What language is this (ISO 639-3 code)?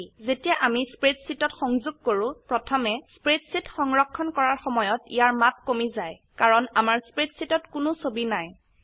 asm